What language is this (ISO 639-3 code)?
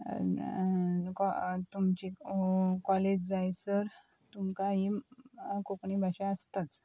kok